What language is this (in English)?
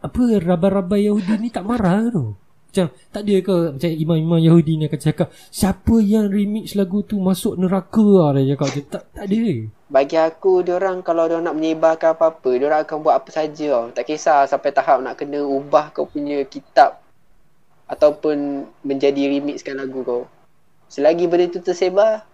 Malay